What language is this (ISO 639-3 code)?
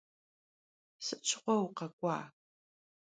kbd